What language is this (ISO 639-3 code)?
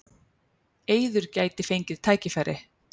isl